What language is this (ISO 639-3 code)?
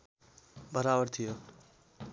nep